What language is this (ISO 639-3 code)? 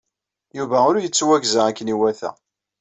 kab